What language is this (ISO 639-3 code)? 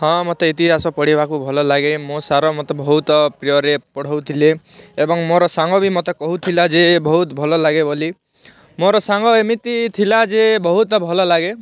ori